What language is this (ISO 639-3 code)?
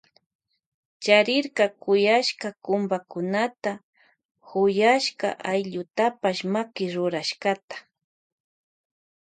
qvj